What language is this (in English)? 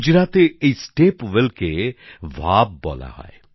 Bangla